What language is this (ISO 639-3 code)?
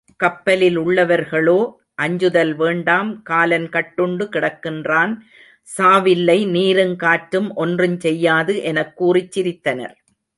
tam